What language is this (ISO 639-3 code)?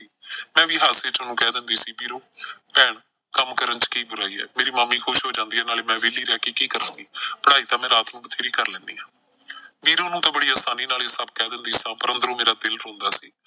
pan